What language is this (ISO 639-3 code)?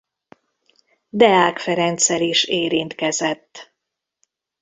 hun